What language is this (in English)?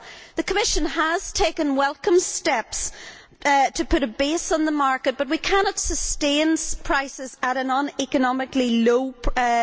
English